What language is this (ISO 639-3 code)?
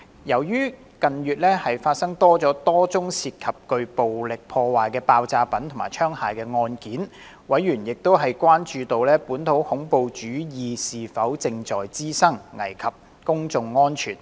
yue